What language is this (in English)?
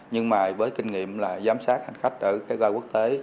Vietnamese